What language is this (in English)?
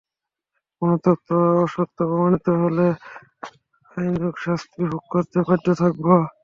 Bangla